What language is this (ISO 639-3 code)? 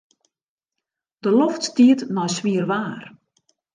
fry